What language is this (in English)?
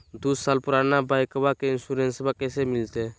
Magahi